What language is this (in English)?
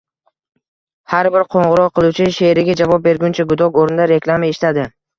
Uzbek